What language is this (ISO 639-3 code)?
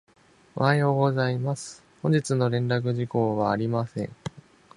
jpn